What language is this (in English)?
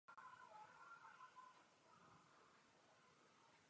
Czech